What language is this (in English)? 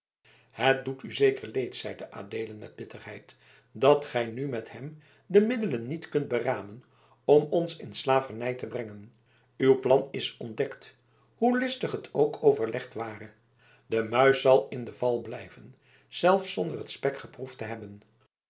Dutch